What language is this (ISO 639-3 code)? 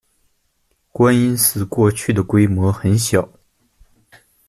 zho